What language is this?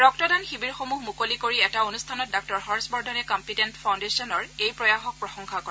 Assamese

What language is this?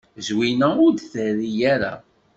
Kabyle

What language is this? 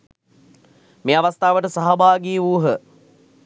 Sinhala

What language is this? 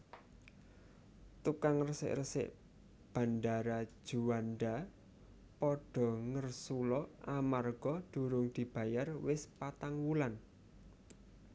Javanese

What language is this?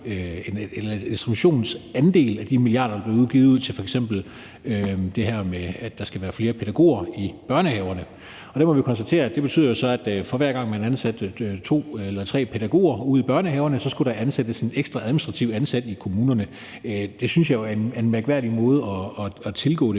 Danish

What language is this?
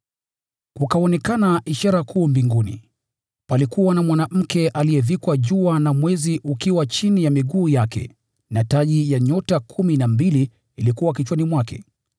Swahili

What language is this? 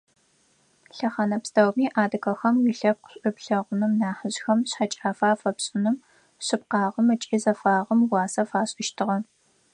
Adyghe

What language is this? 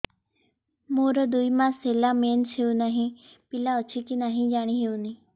Odia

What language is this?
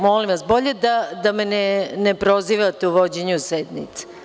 Serbian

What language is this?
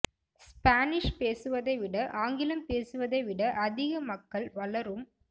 Tamil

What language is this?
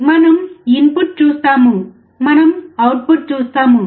Telugu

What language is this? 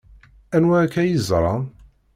Kabyle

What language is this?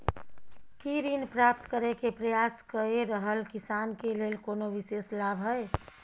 Maithili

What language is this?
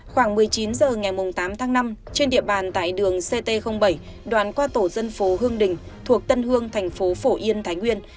Vietnamese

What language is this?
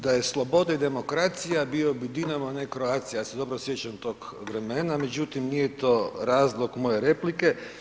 Croatian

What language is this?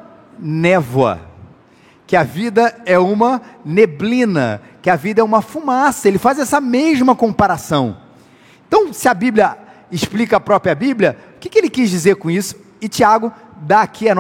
Portuguese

